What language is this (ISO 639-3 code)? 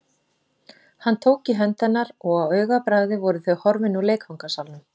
isl